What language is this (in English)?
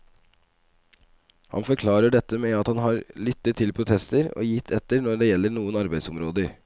Norwegian